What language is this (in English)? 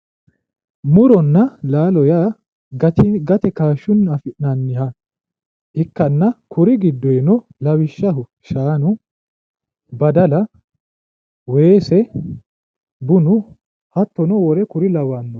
Sidamo